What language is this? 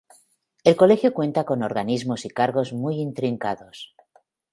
Spanish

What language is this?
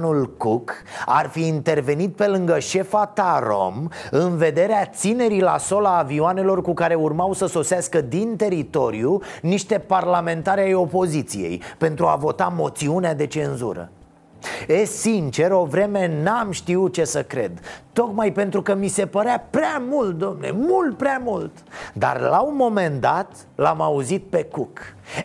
Romanian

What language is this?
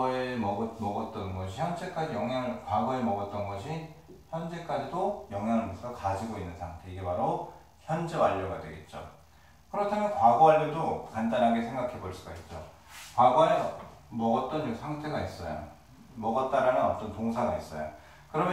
Korean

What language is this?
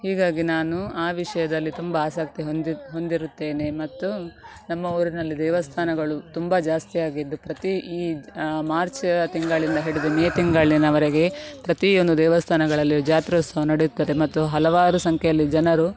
Kannada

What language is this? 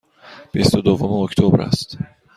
Persian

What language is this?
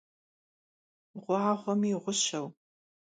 Kabardian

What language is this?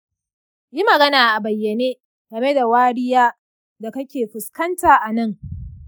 Hausa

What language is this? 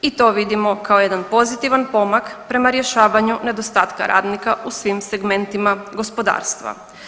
Croatian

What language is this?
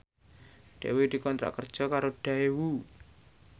Javanese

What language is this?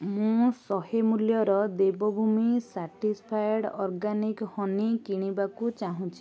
Odia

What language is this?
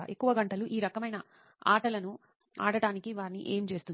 Telugu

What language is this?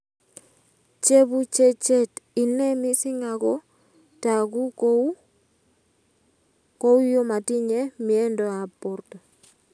Kalenjin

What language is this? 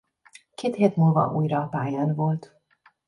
Hungarian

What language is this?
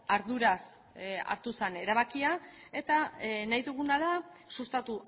Basque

